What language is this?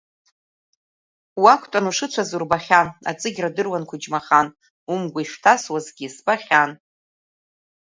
Abkhazian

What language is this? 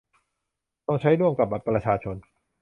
Thai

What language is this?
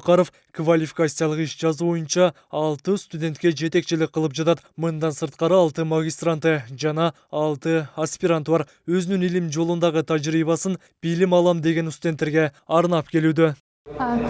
Turkish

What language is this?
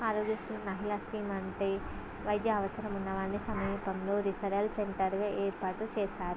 Telugu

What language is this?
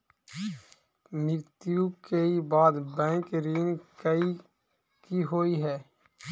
Maithili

